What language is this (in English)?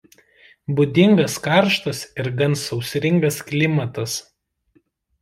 Lithuanian